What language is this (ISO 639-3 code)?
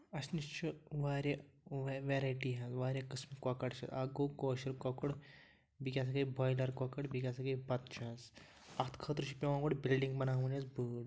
kas